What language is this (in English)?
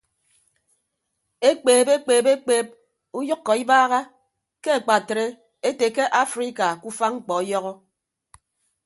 Ibibio